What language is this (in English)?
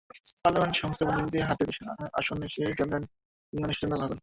Bangla